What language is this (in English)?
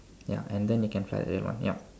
English